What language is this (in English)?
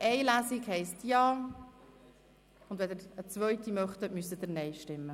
Swiss German